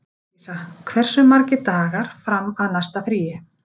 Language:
Icelandic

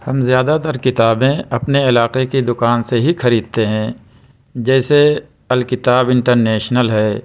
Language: Urdu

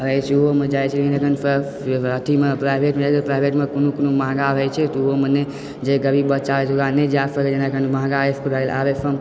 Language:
Maithili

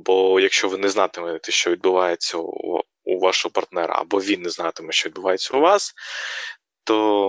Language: Ukrainian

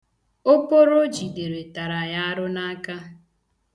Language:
Igbo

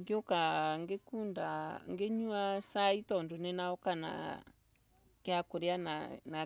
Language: Embu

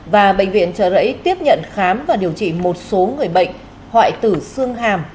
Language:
Vietnamese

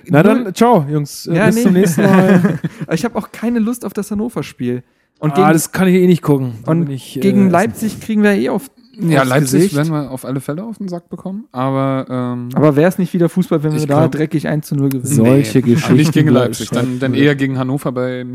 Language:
German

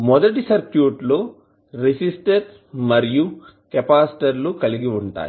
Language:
Telugu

